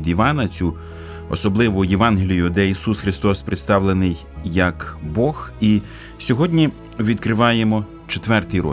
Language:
Ukrainian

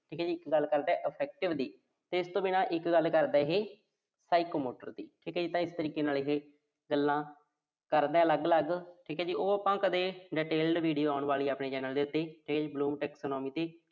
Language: Punjabi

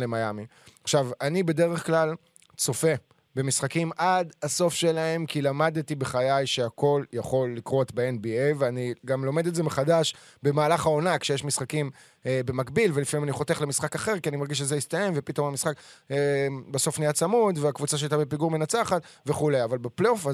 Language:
Hebrew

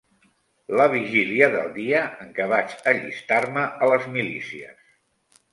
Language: Catalan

